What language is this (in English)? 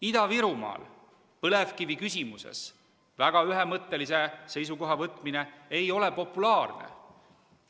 Estonian